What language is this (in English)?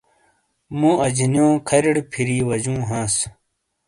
Shina